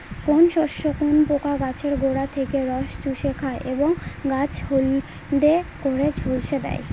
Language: Bangla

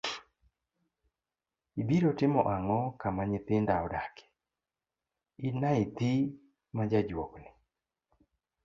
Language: Luo (Kenya and Tanzania)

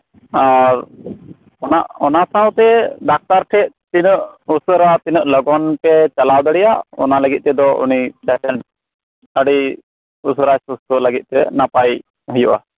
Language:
Santali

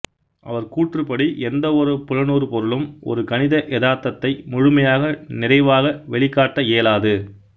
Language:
Tamil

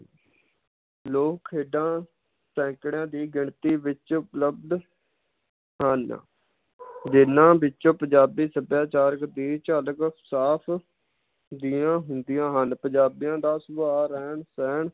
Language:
Punjabi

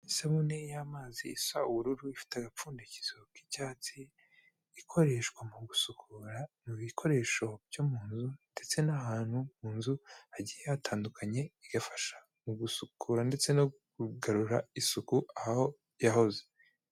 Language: Kinyarwanda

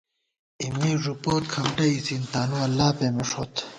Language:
Gawar-Bati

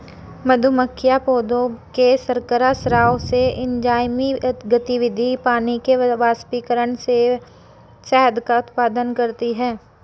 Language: Hindi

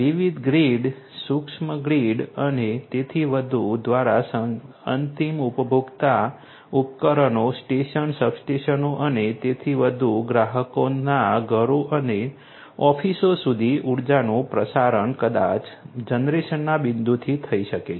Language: Gujarati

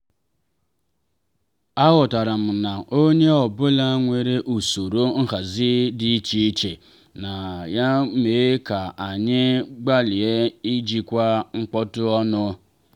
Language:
Igbo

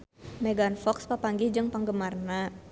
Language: Sundanese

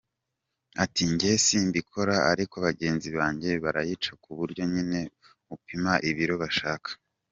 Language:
Kinyarwanda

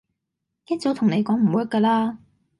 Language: Cantonese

